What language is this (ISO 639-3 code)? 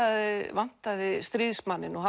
isl